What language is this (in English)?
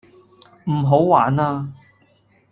Cantonese